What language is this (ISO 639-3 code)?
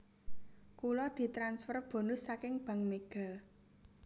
jav